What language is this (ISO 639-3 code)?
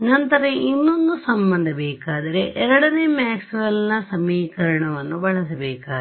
kan